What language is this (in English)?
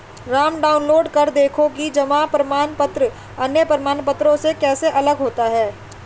Hindi